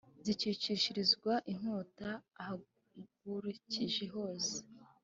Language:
Kinyarwanda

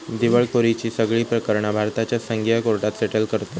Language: Marathi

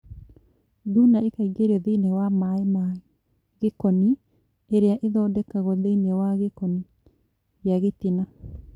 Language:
Kikuyu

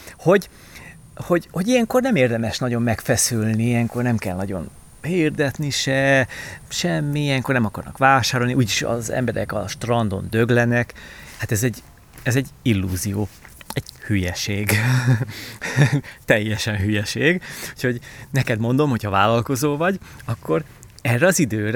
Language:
Hungarian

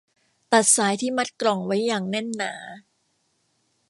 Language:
Thai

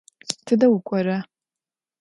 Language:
Adyghe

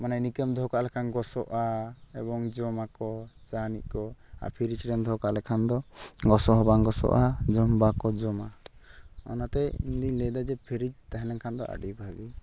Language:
Santali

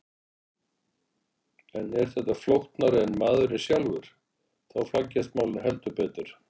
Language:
Icelandic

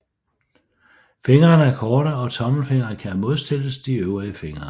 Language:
Danish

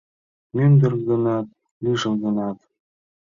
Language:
Mari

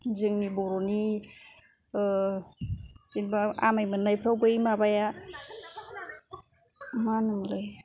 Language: Bodo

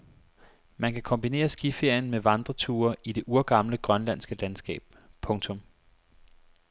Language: Danish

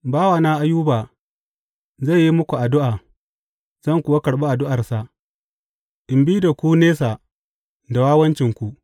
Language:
Hausa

